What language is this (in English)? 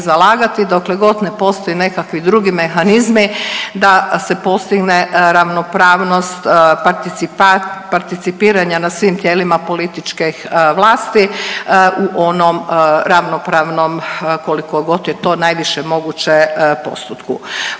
Croatian